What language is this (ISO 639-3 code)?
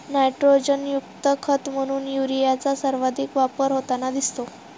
mar